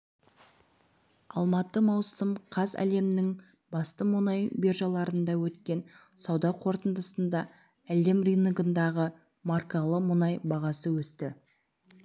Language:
Kazakh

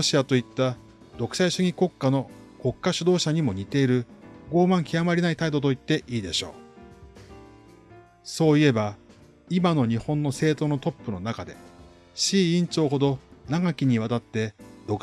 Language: Japanese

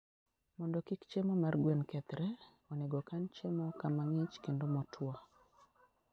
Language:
Luo (Kenya and Tanzania)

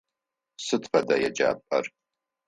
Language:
Adyghe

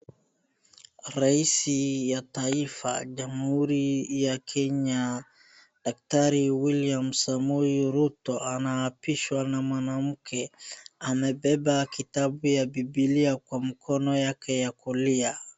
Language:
Swahili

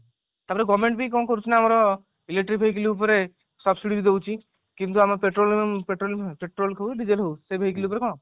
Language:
Odia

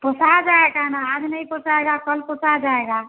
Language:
Hindi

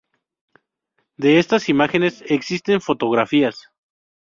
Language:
Spanish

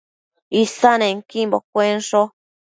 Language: Matsés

